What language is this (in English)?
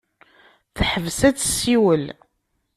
Kabyle